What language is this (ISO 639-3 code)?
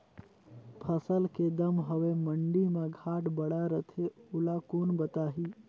hne